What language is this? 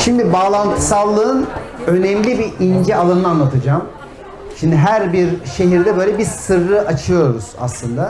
Turkish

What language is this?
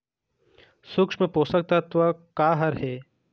Chhattisgarhi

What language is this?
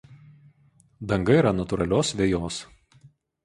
Lithuanian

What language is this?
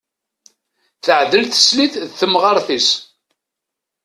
Kabyle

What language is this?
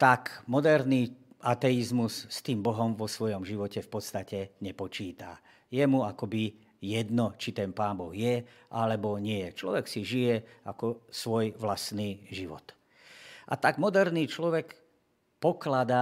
Slovak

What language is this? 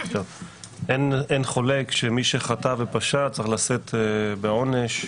Hebrew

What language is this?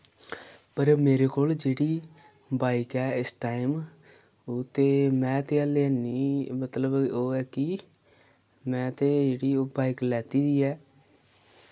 Dogri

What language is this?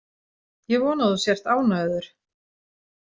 Icelandic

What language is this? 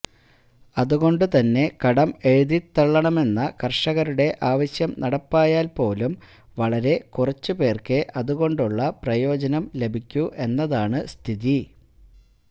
Malayalam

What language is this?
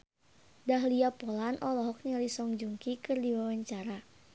Sundanese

